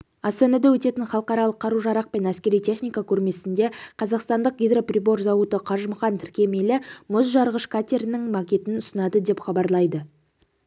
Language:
Kazakh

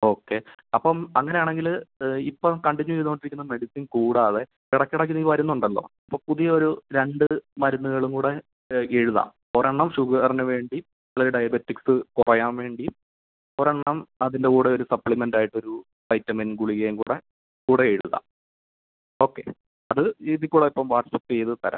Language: Malayalam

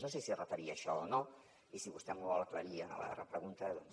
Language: Catalan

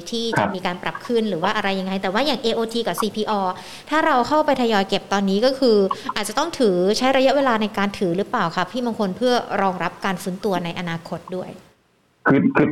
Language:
Thai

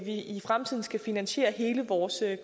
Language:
Danish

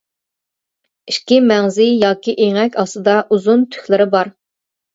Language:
Uyghur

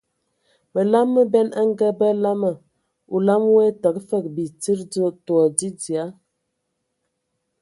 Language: Ewondo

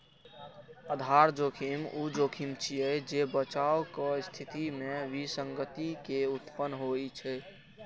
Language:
Maithili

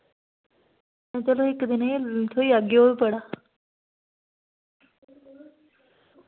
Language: Dogri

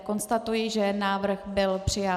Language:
Czech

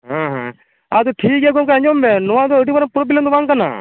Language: Santali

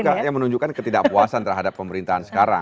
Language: Indonesian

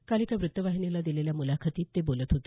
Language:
Marathi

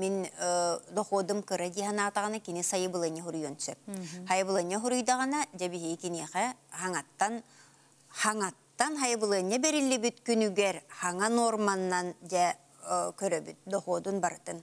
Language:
Turkish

